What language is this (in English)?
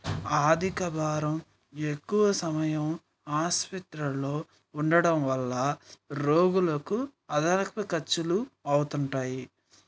Telugu